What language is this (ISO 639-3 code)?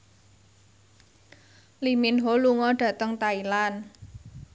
jav